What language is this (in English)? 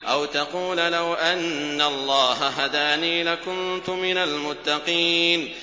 Arabic